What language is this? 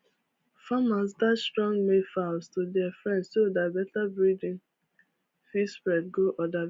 Nigerian Pidgin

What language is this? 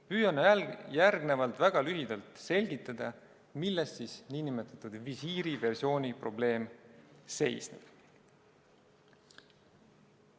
Estonian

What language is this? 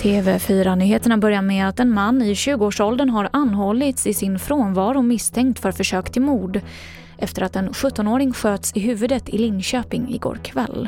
Swedish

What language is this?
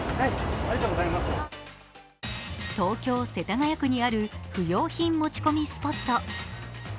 Japanese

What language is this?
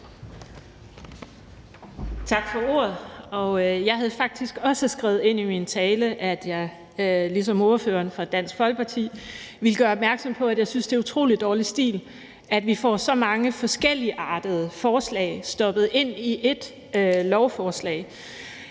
Danish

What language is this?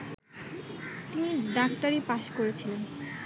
Bangla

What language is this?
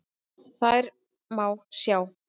Icelandic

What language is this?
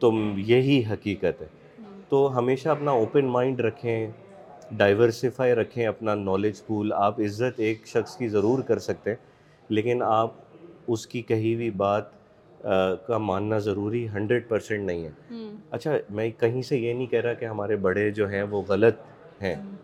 Urdu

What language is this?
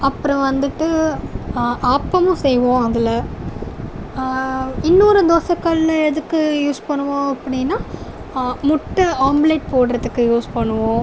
Tamil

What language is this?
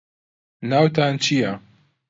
Central Kurdish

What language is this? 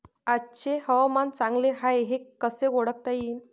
Marathi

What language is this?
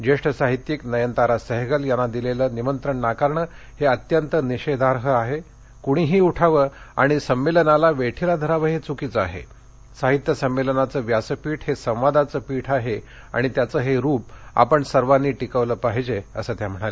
Marathi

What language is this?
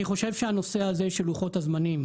Hebrew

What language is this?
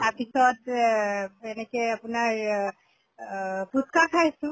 Assamese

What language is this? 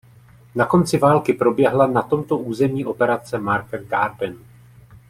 Czech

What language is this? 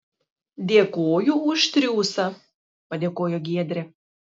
Lithuanian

